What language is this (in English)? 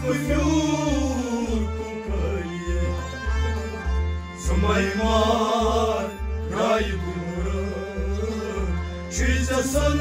Romanian